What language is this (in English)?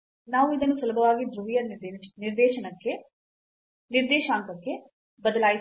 Kannada